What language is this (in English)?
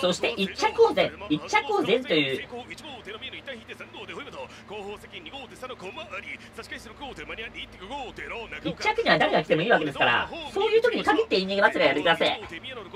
Japanese